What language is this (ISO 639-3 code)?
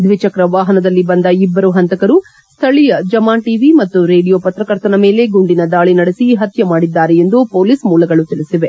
kan